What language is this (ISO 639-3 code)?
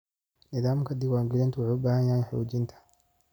som